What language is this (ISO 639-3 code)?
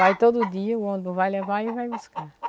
por